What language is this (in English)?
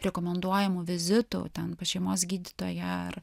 Lithuanian